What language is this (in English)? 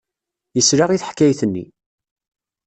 Kabyle